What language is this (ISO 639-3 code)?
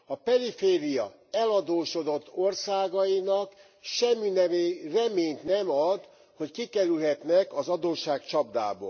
hun